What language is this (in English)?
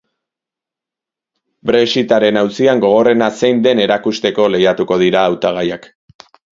Basque